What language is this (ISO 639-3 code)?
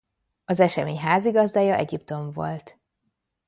hun